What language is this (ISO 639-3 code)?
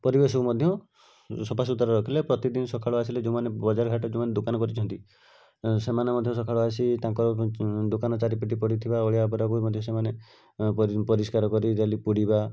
ori